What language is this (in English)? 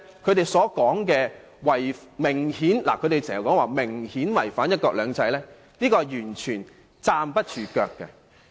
Cantonese